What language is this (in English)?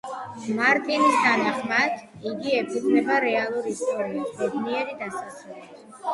Georgian